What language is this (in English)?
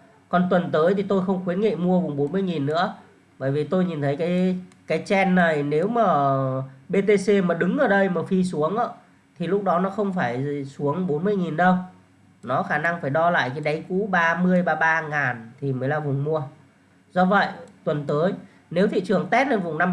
Vietnamese